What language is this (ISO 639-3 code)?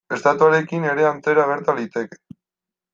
eus